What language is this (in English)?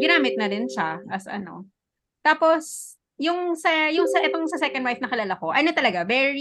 Filipino